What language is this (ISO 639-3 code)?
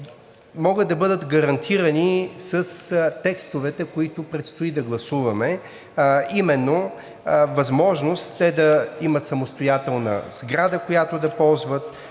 bul